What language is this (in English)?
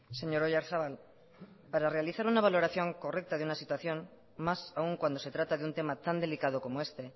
Spanish